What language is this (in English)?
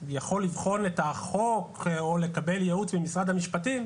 Hebrew